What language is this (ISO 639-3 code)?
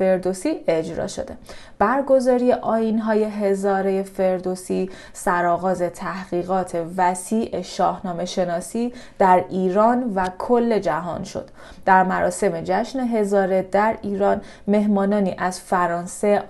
fas